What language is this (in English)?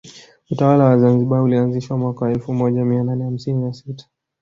Swahili